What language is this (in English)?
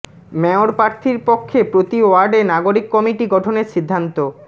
Bangla